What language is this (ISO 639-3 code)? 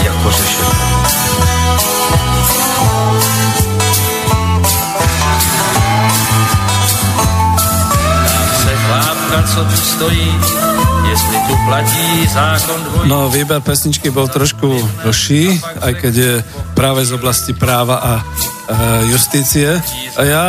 slk